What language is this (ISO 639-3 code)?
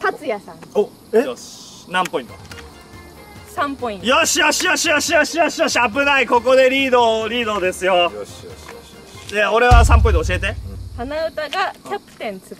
jpn